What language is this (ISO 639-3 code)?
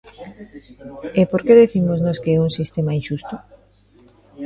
glg